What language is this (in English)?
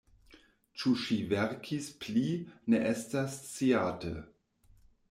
Esperanto